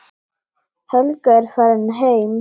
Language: Icelandic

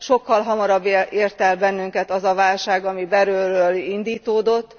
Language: Hungarian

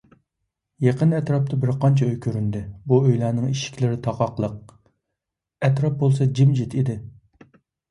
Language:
Uyghur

